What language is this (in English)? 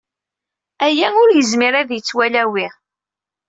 Kabyle